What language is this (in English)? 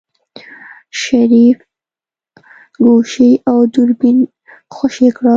Pashto